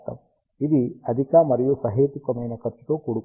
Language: Telugu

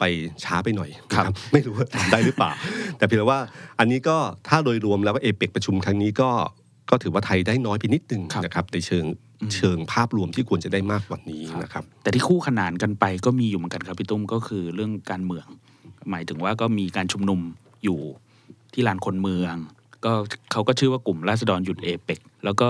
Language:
Thai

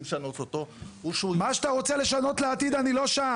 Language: Hebrew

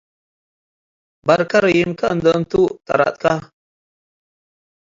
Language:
Tigre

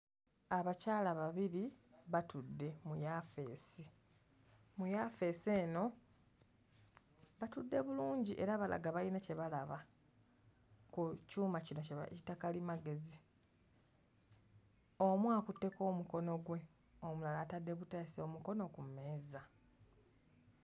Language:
Ganda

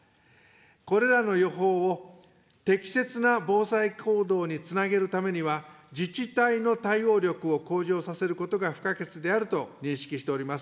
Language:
Japanese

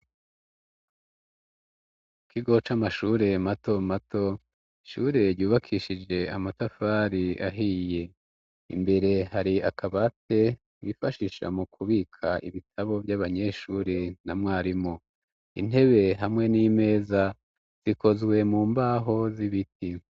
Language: Rundi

